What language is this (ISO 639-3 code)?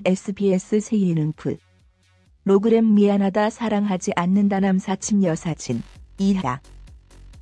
kor